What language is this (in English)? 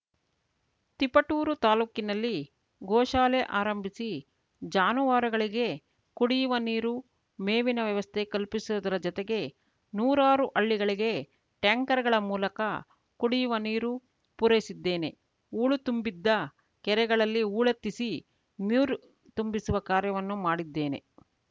Kannada